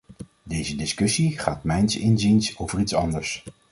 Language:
Dutch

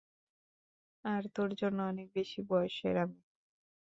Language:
Bangla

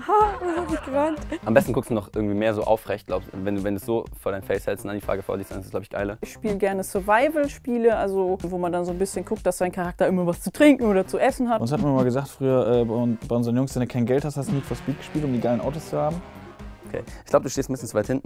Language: German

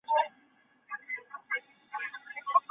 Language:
Chinese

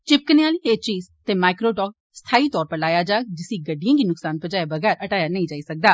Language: Dogri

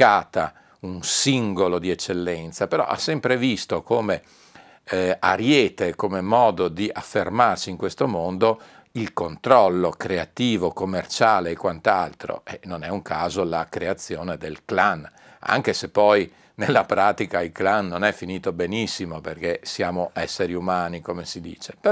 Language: Italian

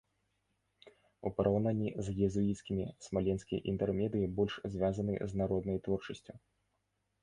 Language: Belarusian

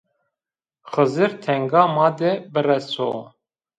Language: Zaza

